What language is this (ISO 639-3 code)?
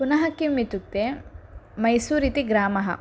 san